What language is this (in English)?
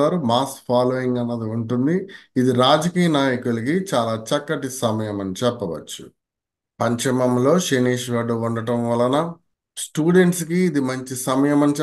Telugu